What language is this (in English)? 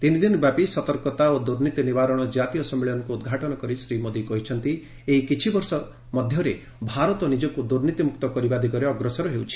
Odia